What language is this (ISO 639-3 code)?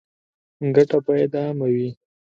pus